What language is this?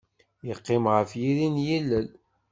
Kabyle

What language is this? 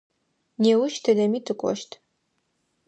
Adyghe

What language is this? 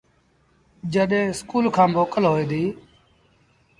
Sindhi Bhil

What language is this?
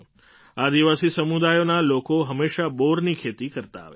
Gujarati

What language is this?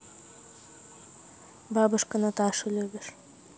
Russian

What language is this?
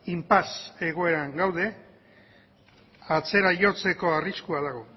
Basque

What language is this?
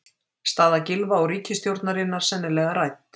Icelandic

